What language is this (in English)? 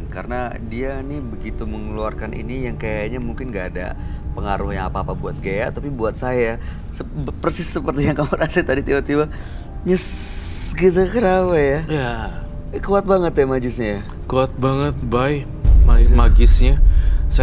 Indonesian